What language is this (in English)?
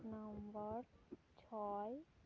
Santali